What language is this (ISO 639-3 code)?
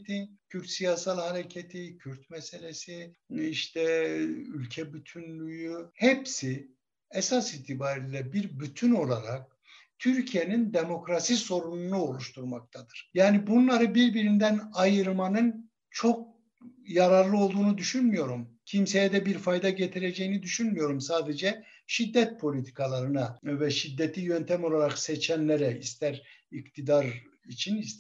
tur